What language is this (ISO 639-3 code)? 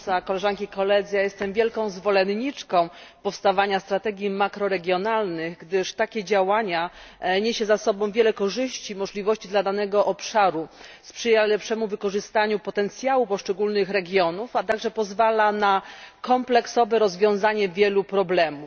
pol